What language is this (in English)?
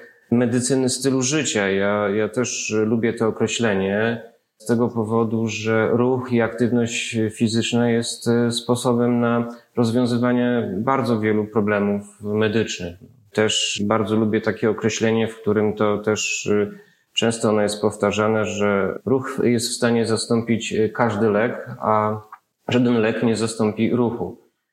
Polish